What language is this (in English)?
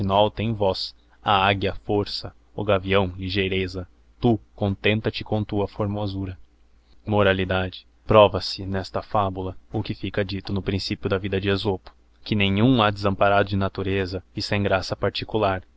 Portuguese